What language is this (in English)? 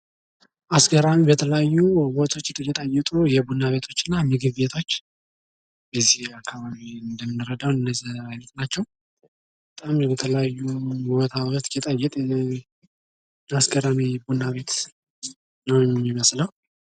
Amharic